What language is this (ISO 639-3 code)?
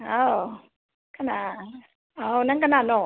mni